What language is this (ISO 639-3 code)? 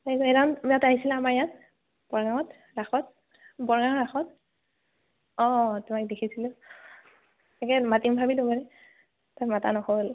asm